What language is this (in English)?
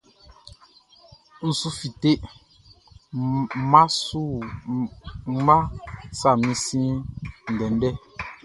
Baoulé